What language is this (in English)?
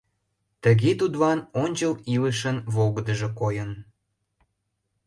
Mari